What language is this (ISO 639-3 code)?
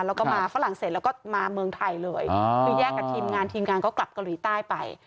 tha